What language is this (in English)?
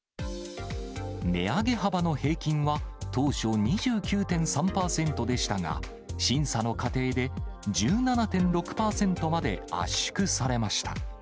Japanese